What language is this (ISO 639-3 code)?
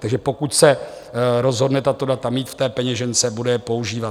ces